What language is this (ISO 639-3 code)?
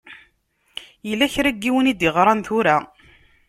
kab